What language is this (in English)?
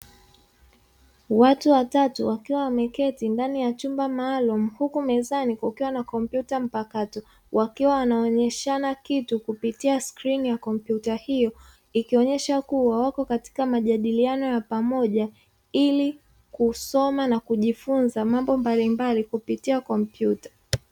Swahili